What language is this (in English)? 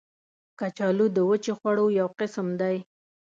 Pashto